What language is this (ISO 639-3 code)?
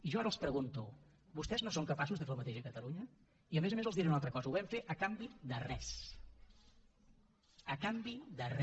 cat